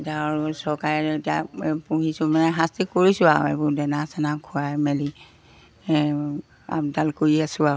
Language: Assamese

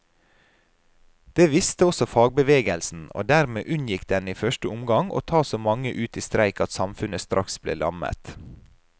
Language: Norwegian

